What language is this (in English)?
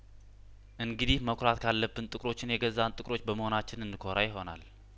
Amharic